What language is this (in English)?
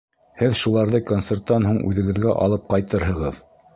Bashkir